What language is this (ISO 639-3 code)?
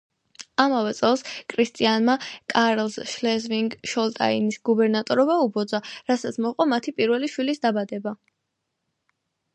kat